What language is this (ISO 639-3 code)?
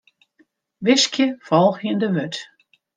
fry